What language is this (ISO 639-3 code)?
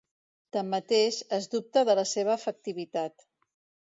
cat